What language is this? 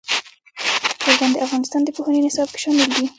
Pashto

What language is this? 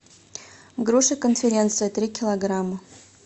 Russian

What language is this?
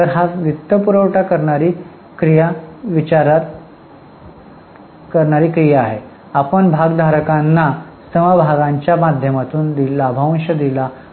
Marathi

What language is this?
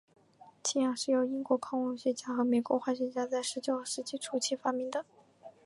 Chinese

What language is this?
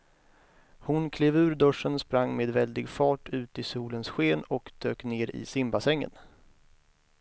Swedish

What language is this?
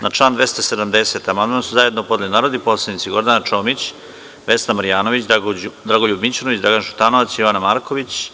Serbian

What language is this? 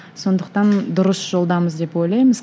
Kazakh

